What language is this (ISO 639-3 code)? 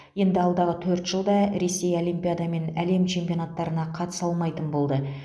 kaz